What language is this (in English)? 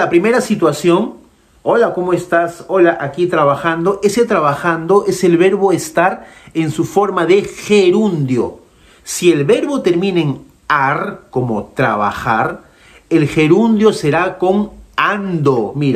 Spanish